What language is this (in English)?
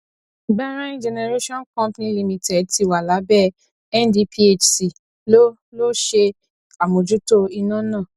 Yoruba